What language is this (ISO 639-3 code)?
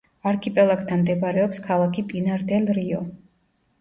kat